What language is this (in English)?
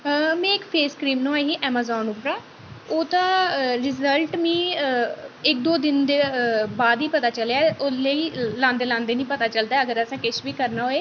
Dogri